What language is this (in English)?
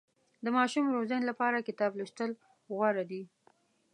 Pashto